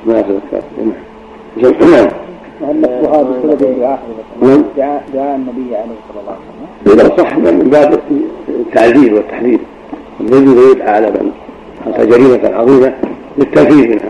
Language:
Arabic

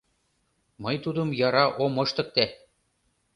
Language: Mari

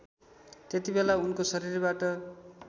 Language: Nepali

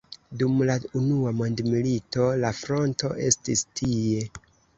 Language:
Esperanto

